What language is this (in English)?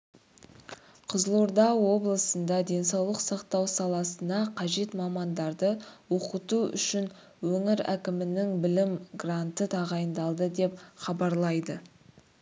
Kazakh